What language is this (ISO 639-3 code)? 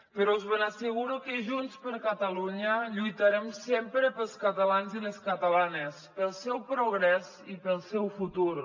cat